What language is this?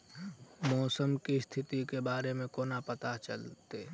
Maithili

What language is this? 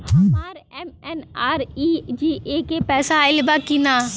Bhojpuri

